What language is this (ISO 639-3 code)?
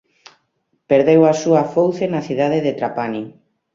glg